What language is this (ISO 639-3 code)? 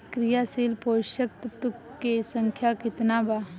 bho